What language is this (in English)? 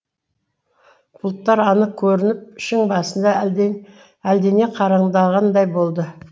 Kazakh